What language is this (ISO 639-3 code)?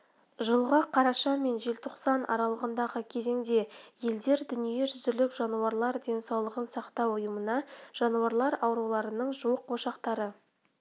kaz